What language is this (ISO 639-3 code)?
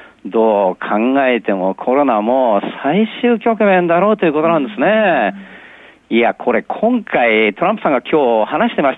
jpn